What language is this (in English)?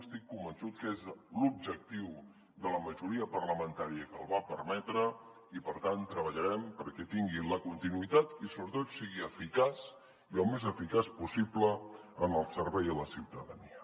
Catalan